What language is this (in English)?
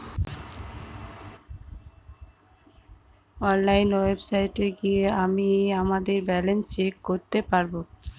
Bangla